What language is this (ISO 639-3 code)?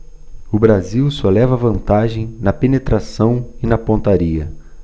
por